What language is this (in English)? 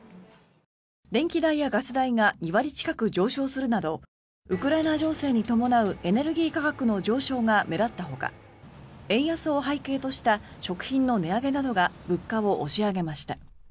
Japanese